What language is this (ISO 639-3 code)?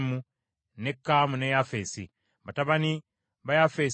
lug